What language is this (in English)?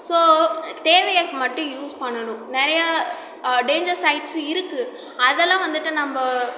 Tamil